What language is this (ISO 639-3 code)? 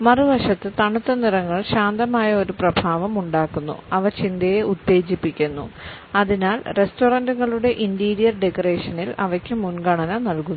mal